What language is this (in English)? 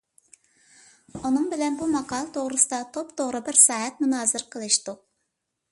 Uyghur